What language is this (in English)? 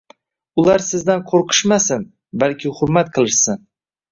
Uzbek